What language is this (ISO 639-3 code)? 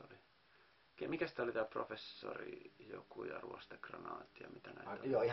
fin